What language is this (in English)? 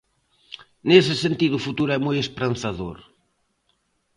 Galician